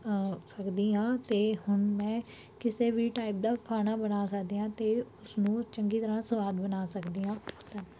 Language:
Punjabi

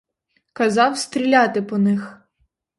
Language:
Ukrainian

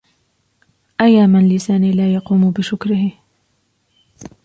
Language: Arabic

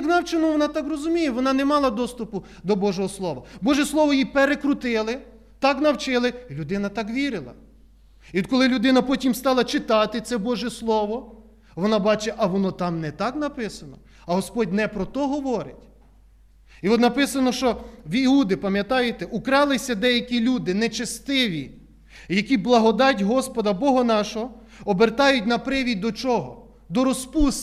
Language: Ukrainian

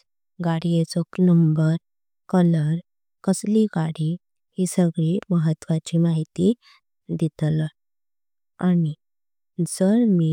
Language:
Konkani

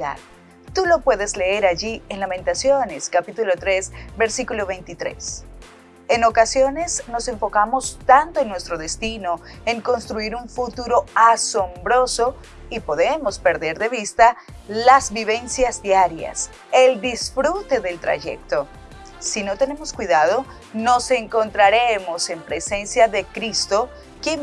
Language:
Spanish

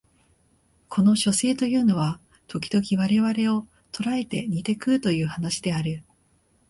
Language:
Japanese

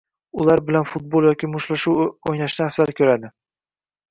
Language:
Uzbek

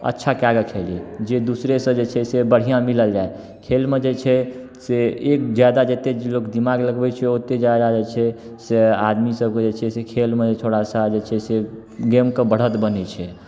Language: Maithili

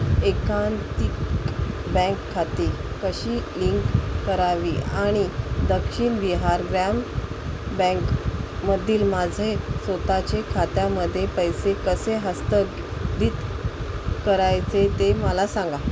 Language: Marathi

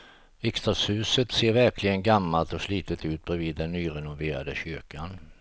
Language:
Swedish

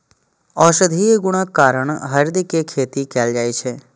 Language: Maithili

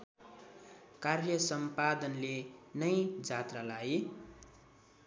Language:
Nepali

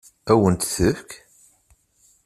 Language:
Kabyle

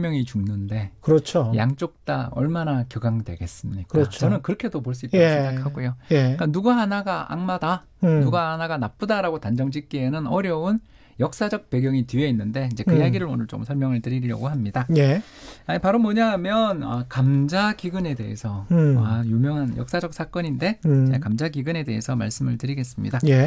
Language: Korean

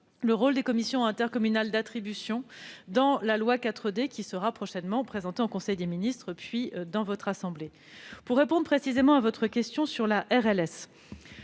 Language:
French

